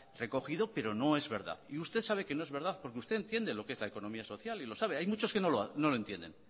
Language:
Spanish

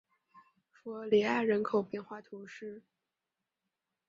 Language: Chinese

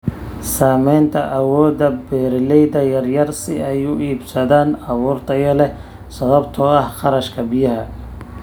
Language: Somali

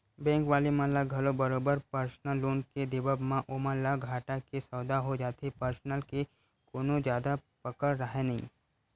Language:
Chhattisgarhi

